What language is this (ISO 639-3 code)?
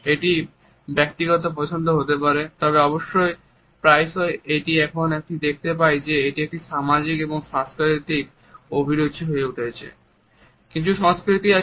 ben